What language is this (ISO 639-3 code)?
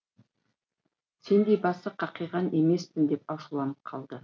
kaz